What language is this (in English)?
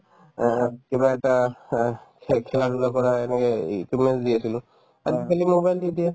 Assamese